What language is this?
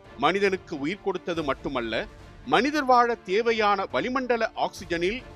Tamil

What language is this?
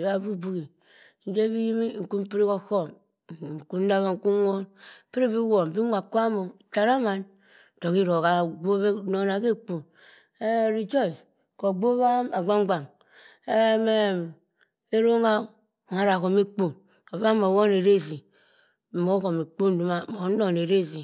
Cross River Mbembe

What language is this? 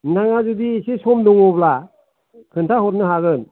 Bodo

